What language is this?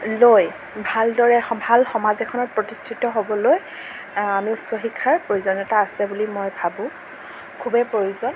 Assamese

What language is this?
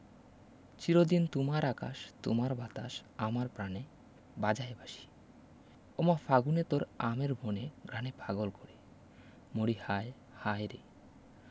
Bangla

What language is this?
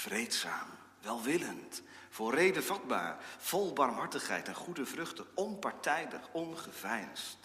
Dutch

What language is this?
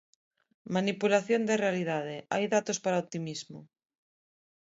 Galician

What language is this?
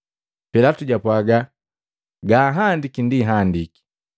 Matengo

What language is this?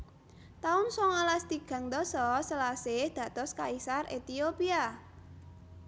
Javanese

